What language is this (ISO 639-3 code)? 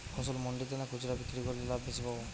ben